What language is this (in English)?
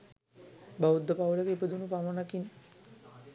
Sinhala